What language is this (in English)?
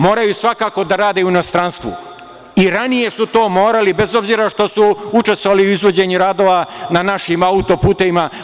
Serbian